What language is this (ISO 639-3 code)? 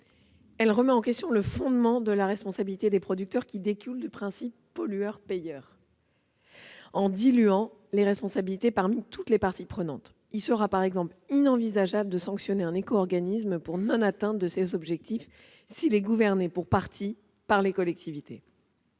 fra